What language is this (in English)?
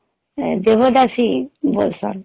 Odia